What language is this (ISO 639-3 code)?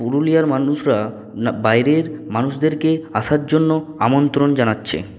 ben